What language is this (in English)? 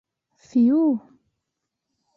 Bashkir